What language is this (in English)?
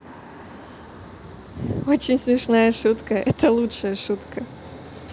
Russian